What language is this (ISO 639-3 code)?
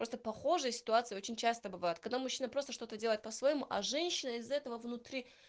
rus